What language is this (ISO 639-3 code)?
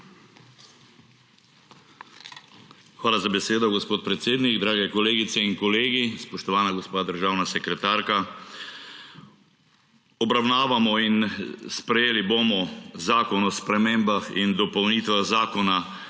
slv